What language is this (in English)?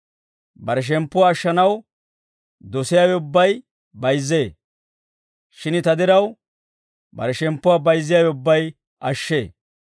Dawro